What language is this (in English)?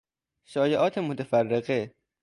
Persian